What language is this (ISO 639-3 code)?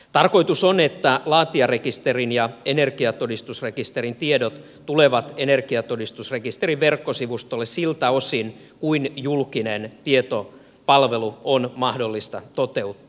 fin